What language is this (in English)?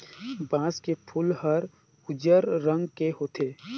Chhattisgarhi